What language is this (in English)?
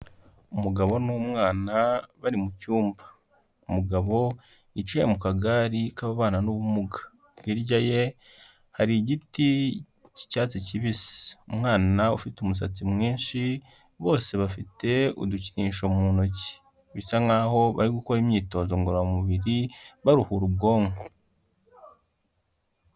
Kinyarwanda